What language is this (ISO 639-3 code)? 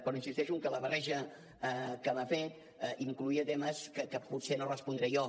cat